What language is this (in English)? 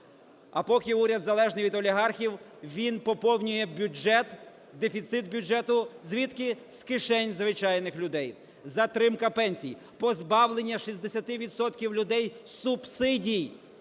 Ukrainian